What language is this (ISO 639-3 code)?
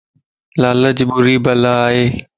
lss